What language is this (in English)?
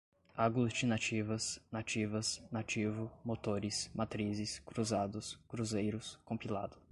Portuguese